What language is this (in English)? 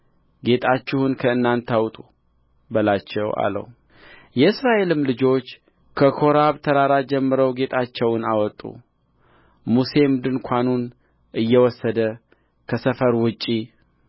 Amharic